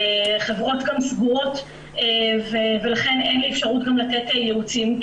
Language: Hebrew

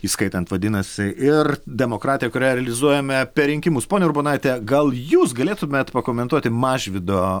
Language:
Lithuanian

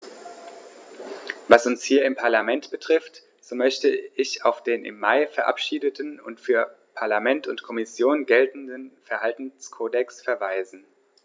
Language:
German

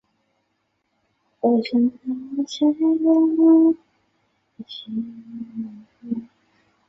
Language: Chinese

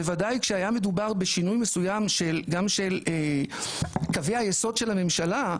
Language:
Hebrew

